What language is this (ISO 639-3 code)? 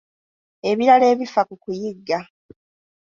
lug